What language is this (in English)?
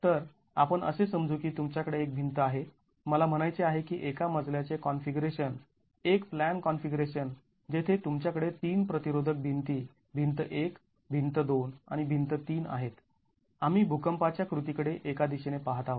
Marathi